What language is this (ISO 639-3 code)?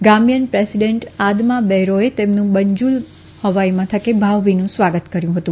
guj